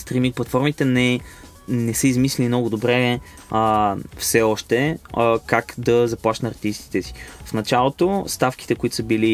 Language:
Bulgarian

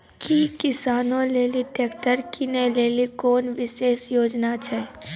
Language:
Maithili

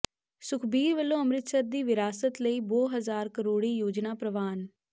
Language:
Punjabi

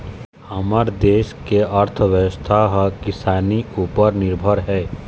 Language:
Chhattisgarhi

